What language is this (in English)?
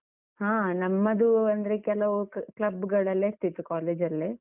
Kannada